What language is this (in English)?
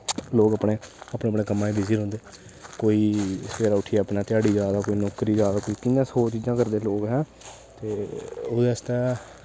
Dogri